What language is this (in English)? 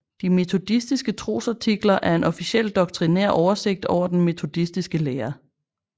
Danish